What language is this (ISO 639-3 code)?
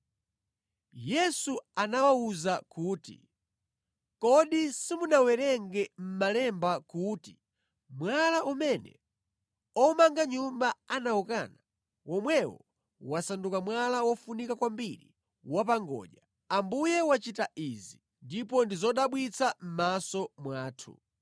nya